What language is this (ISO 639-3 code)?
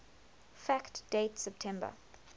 eng